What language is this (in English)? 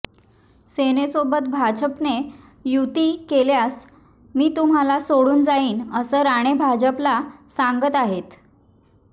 Marathi